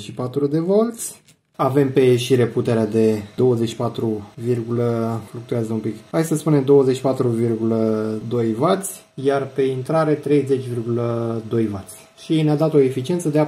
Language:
Romanian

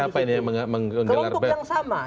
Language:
Indonesian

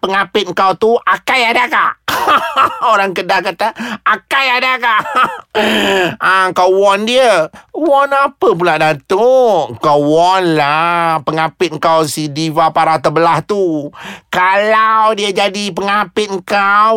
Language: Malay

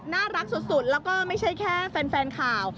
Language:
Thai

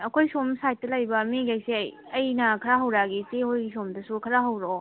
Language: Manipuri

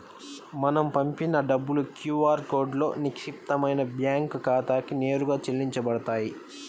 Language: Telugu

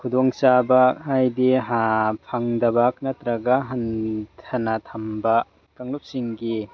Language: Manipuri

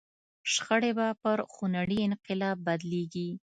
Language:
Pashto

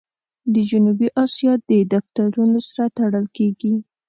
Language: Pashto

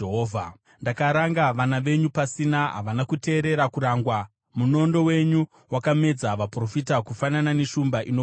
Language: Shona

